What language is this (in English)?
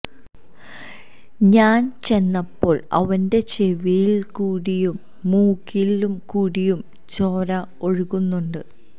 Malayalam